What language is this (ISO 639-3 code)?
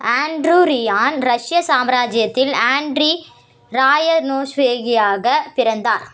tam